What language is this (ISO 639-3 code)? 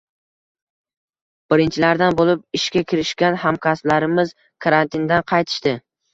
uzb